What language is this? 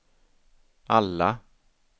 Swedish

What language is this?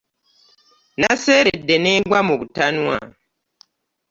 Ganda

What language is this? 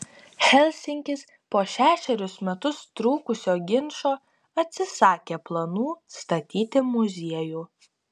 Lithuanian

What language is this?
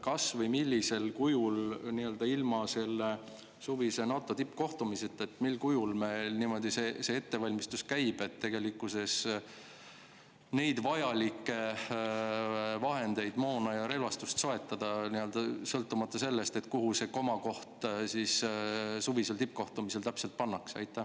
Estonian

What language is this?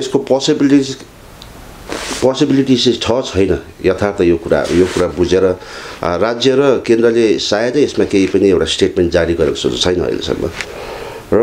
Korean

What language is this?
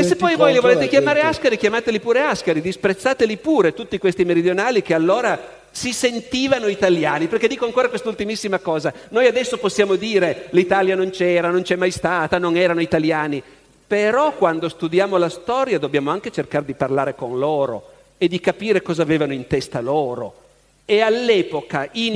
Italian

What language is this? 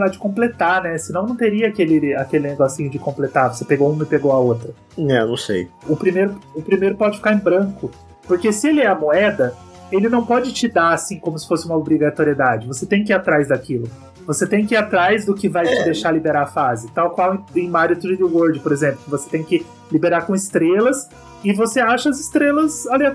Portuguese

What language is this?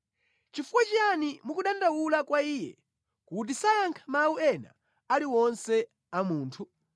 Nyanja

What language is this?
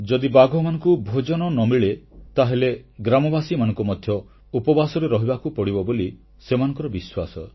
Odia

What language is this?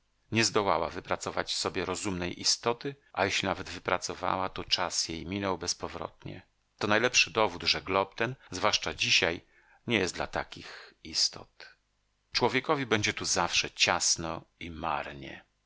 Polish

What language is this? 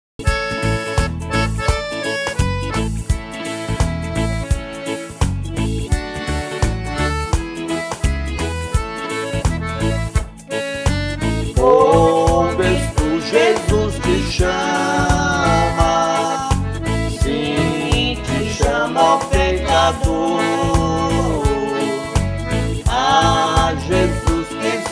Romanian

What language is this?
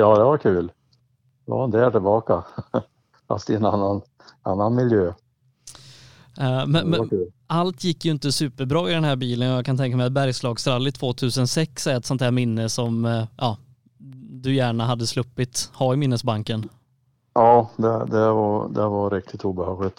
Swedish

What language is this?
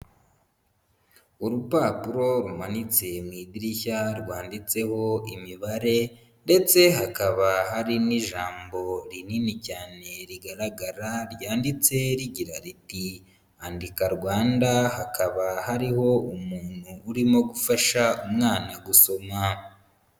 Kinyarwanda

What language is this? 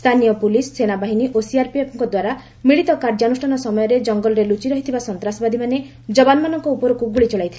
Odia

